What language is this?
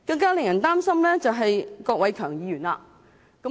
Cantonese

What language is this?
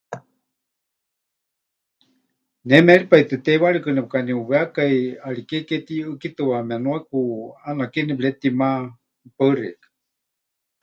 Huichol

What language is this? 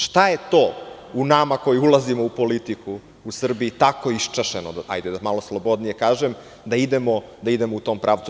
Serbian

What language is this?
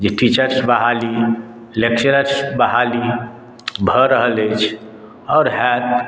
Maithili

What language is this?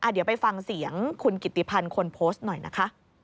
Thai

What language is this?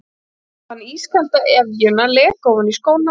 Icelandic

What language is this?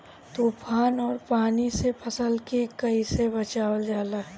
Bhojpuri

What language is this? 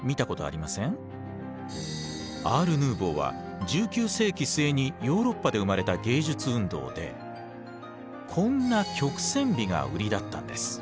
Japanese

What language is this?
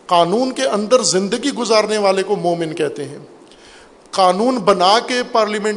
Urdu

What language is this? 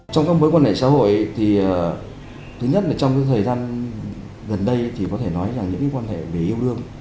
Vietnamese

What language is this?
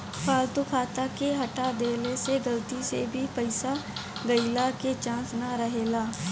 Bhojpuri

